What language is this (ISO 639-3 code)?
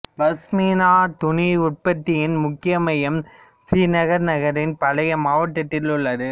tam